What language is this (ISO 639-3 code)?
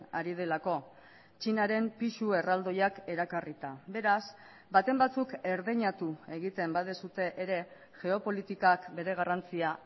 eus